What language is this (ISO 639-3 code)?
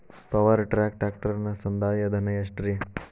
kan